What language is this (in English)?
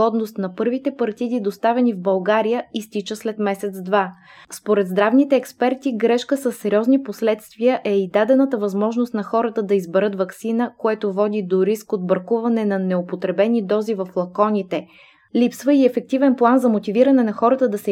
Bulgarian